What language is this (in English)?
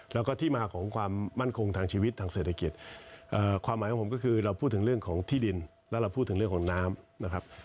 Thai